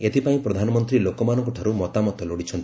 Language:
Odia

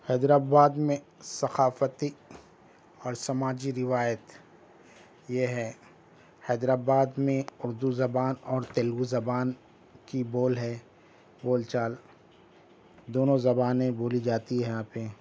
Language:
Urdu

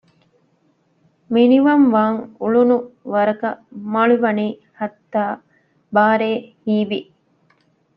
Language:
Divehi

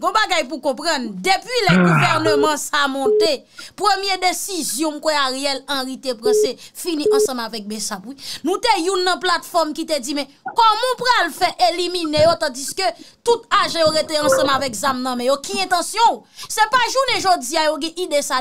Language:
French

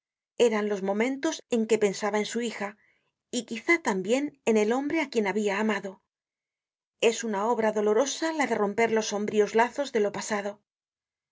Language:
Spanish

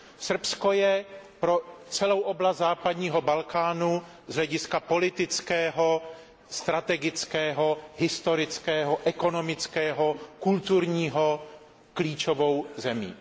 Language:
Czech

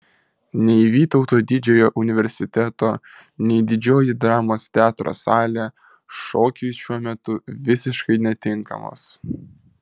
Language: Lithuanian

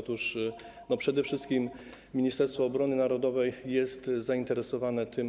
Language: Polish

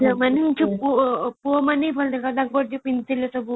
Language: Odia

